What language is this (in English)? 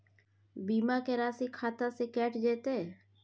Maithili